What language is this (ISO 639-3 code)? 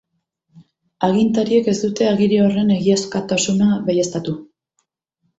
eus